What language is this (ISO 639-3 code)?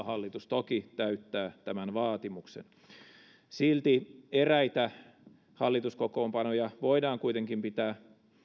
fin